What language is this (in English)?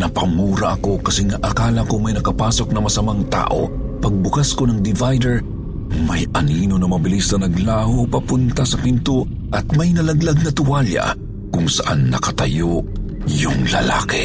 Filipino